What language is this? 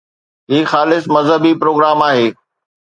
Sindhi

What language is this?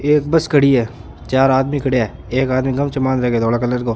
Rajasthani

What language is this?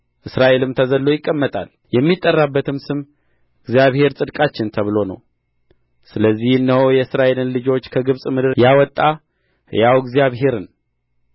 Amharic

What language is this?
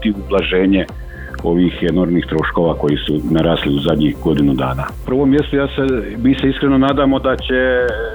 Croatian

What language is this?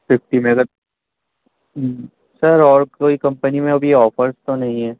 Urdu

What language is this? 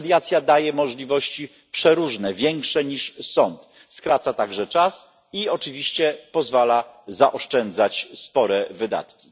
Polish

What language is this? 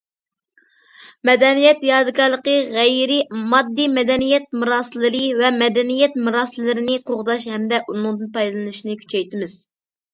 Uyghur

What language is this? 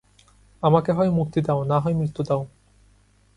Bangla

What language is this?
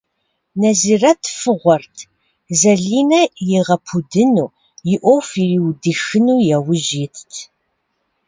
Kabardian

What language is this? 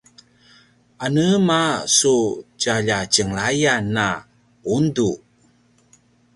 Paiwan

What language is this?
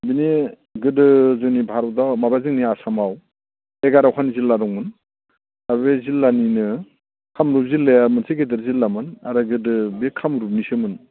Bodo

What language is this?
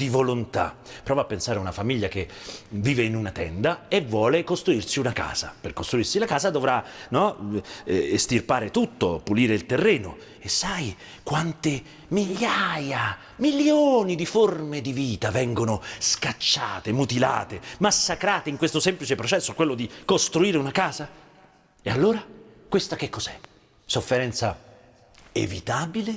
Italian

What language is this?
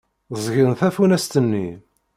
Kabyle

